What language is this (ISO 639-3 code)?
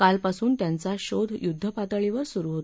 mar